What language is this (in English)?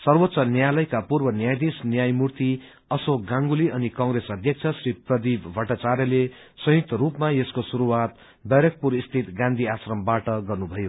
Nepali